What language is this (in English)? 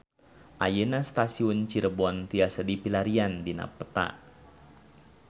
Sundanese